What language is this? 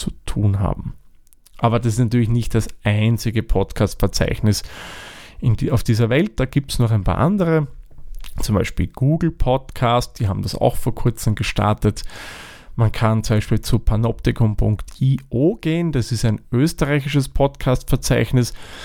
German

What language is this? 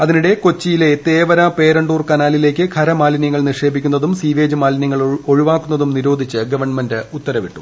Malayalam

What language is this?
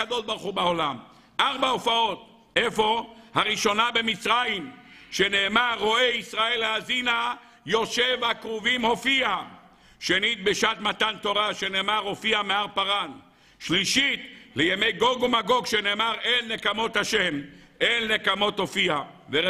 Hebrew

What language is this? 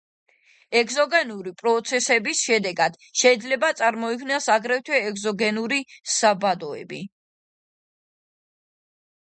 Georgian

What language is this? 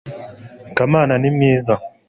Kinyarwanda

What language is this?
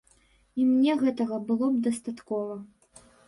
Belarusian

